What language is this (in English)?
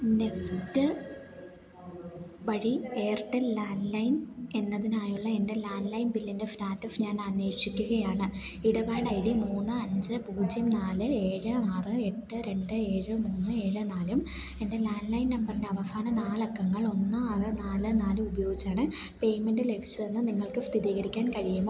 Malayalam